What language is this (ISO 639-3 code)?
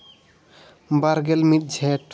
sat